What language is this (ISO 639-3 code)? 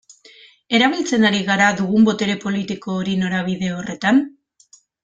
eus